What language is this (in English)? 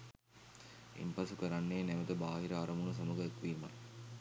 Sinhala